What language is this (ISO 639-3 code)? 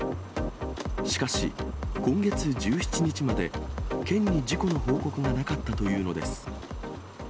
jpn